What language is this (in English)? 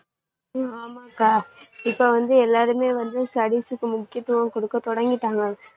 Tamil